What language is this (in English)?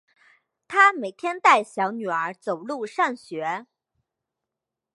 Chinese